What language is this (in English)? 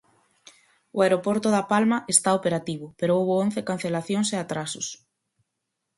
Galician